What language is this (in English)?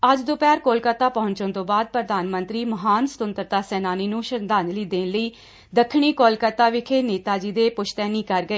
Punjabi